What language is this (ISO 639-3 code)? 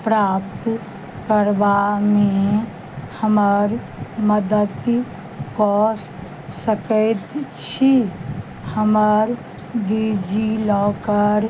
mai